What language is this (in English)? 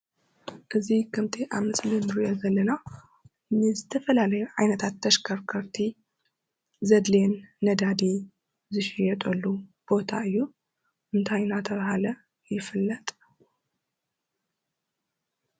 Tigrinya